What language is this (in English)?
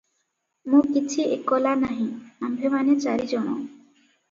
Odia